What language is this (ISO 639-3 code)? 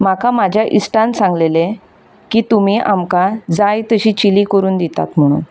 kok